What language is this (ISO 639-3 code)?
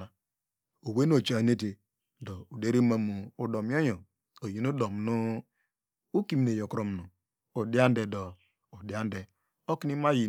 deg